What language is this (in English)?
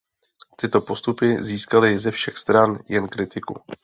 Czech